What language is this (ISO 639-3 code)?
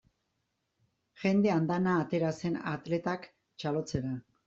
eus